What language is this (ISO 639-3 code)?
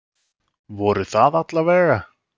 isl